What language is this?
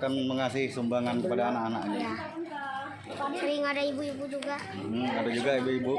Indonesian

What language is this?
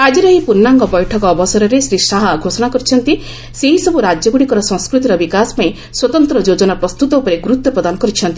Odia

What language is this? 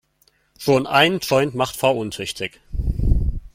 German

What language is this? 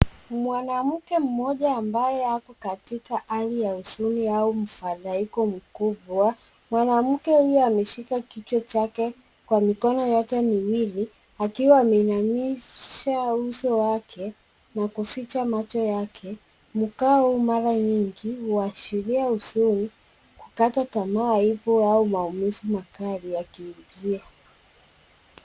Swahili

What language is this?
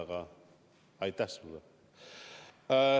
Estonian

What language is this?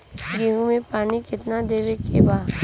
Bhojpuri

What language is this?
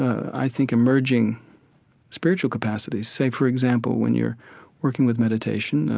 English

